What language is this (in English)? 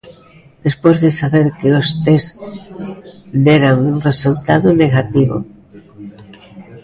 Galician